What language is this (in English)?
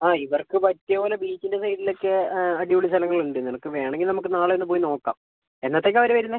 Malayalam